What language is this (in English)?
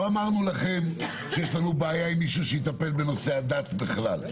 Hebrew